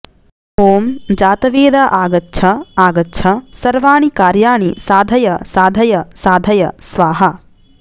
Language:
Sanskrit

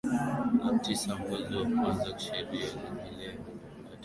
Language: Swahili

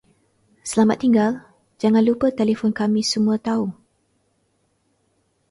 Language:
Malay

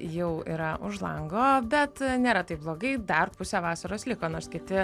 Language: Lithuanian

